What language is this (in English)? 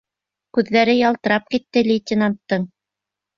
Bashkir